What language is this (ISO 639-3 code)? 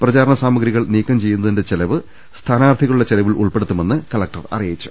mal